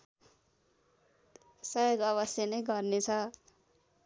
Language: Nepali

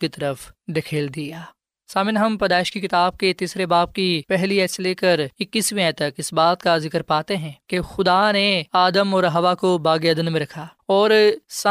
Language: Urdu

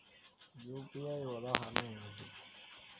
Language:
Telugu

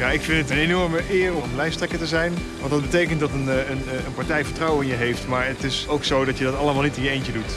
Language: Dutch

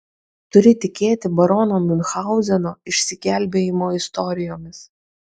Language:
Lithuanian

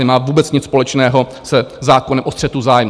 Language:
Czech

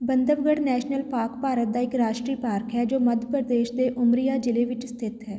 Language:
Punjabi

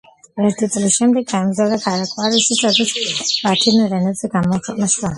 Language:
Georgian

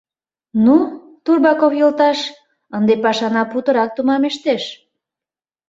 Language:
Mari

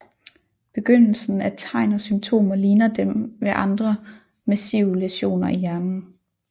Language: Danish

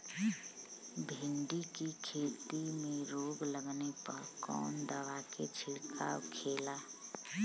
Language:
Bhojpuri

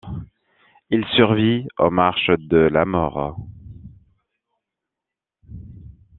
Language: French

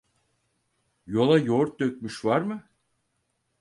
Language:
Turkish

